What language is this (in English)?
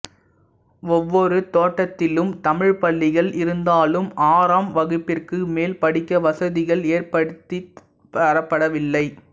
Tamil